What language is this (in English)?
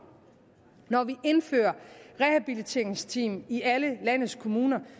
Danish